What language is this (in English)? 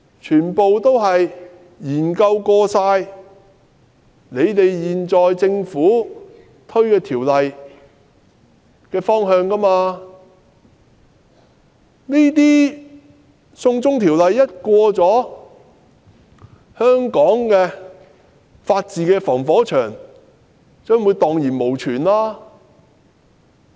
Cantonese